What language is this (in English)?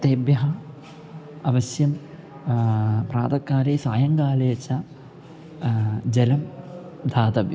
Sanskrit